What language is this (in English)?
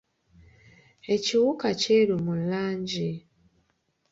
Ganda